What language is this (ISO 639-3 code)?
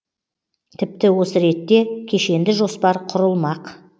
kaz